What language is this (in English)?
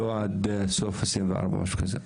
Hebrew